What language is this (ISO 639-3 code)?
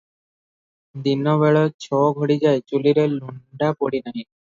ori